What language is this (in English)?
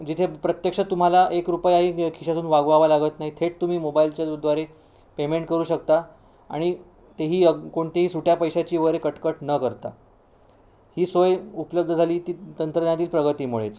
Marathi